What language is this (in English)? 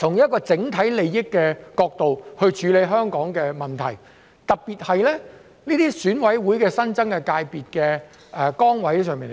Cantonese